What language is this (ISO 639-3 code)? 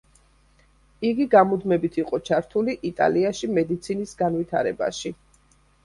kat